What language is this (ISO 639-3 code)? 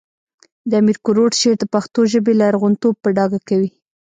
pus